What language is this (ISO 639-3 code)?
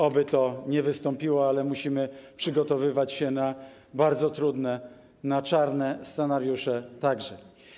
pol